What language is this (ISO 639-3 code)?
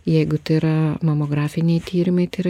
lit